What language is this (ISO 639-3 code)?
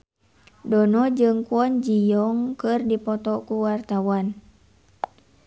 sun